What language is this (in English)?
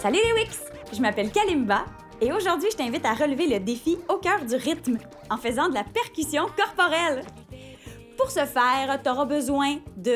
French